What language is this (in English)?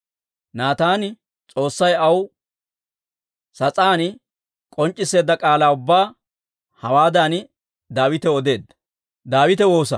Dawro